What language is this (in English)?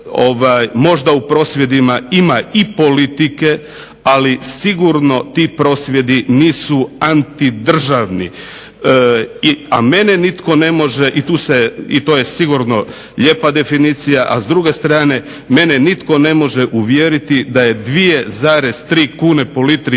Croatian